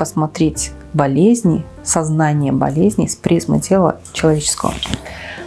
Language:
Russian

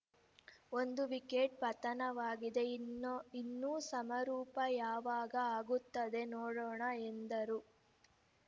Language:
Kannada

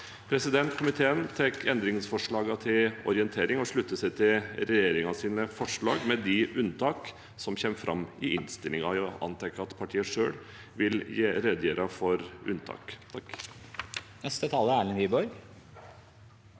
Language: Norwegian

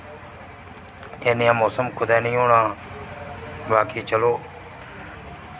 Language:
Dogri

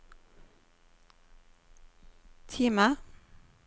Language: Norwegian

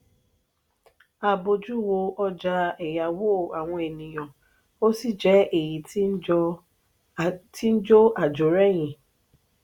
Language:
Yoruba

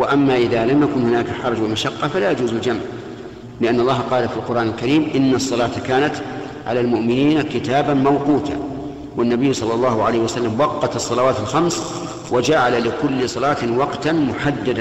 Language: Arabic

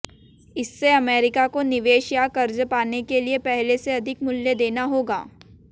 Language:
Hindi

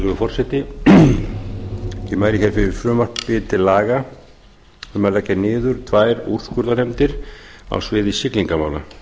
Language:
Icelandic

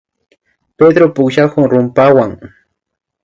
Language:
Imbabura Highland Quichua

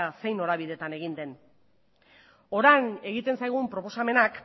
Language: Basque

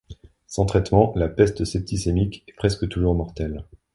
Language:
French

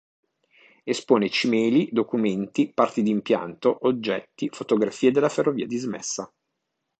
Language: Italian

